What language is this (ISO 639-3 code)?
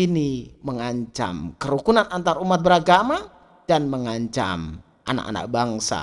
ind